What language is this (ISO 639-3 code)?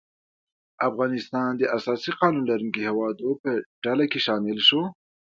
pus